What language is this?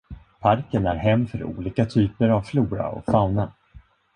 Swedish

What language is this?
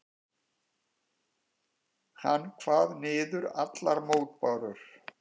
Icelandic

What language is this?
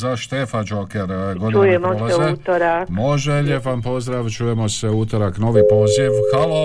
Croatian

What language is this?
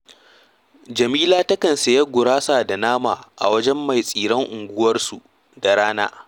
Hausa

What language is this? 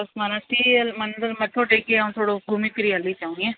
Sindhi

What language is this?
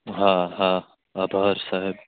Gujarati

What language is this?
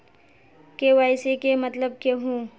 Magahi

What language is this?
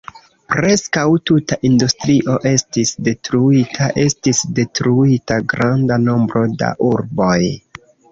Esperanto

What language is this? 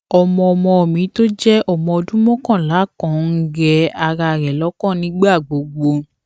Yoruba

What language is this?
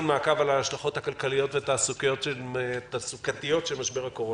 Hebrew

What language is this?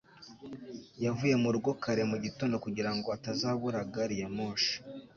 Kinyarwanda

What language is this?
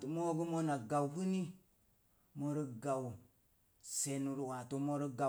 Mom Jango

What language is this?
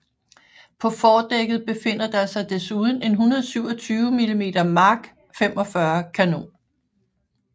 Danish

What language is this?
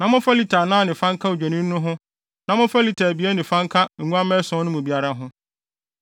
Akan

